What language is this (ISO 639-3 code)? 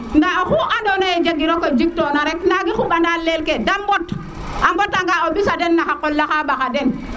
srr